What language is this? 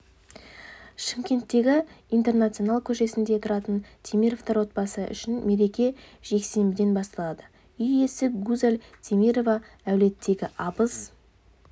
Kazakh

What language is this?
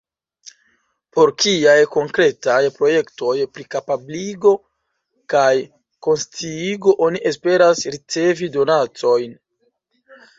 Esperanto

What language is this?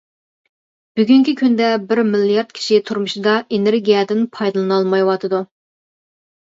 Uyghur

